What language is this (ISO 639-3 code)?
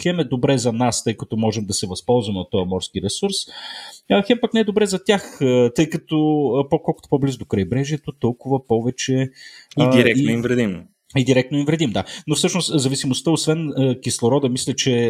bul